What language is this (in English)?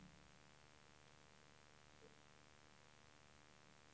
Swedish